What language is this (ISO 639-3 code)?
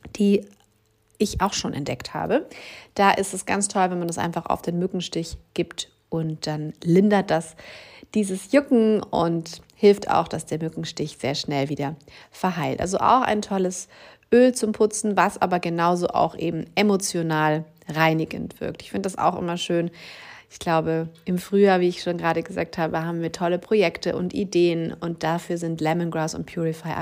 deu